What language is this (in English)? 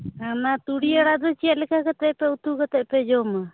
Santali